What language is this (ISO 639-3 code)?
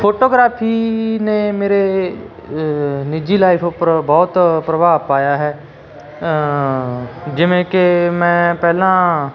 pan